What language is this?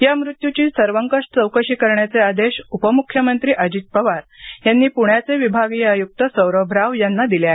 Marathi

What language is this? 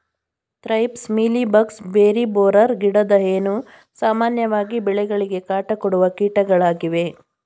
Kannada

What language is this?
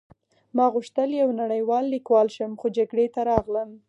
Pashto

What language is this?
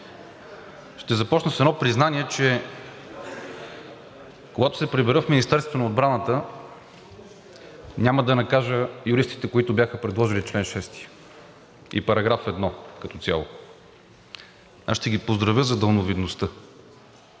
Bulgarian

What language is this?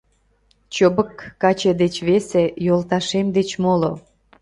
Mari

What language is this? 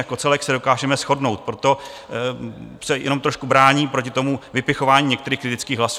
Czech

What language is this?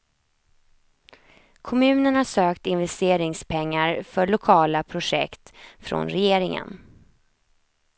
Swedish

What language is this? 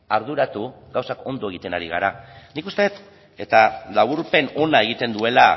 Basque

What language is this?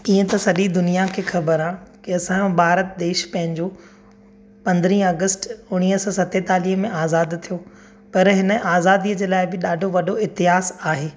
Sindhi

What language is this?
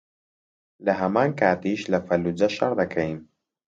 Central Kurdish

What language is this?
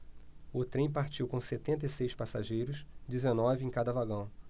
Portuguese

